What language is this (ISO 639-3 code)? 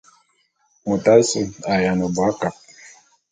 bum